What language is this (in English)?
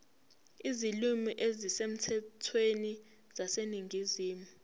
Zulu